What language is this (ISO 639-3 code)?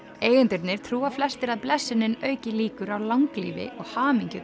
isl